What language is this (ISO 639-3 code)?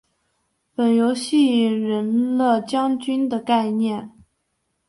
zho